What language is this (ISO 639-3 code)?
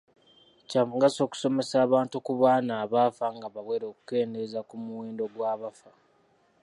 lug